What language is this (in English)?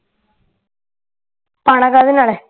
Punjabi